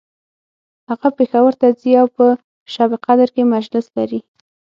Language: Pashto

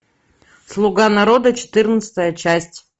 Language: Russian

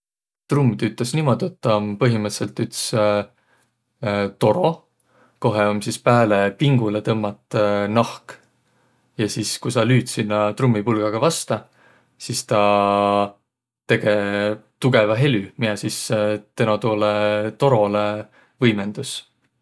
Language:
Võro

